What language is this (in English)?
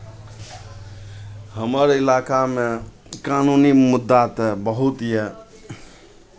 Maithili